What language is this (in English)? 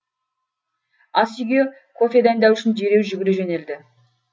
Kazakh